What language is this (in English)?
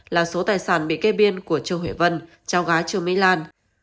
Vietnamese